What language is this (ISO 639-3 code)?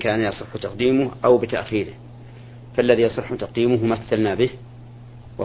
ara